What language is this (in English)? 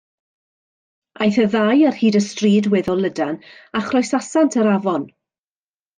Welsh